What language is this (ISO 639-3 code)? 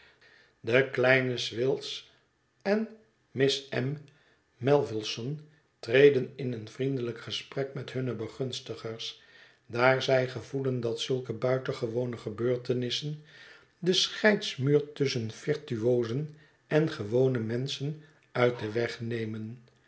nld